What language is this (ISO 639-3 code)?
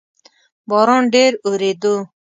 pus